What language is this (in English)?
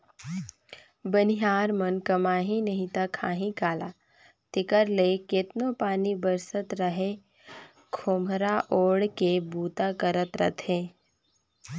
Chhattisgarhi